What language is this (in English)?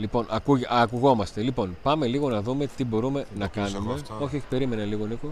Greek